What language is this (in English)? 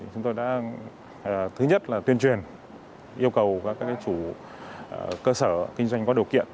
Vietnamese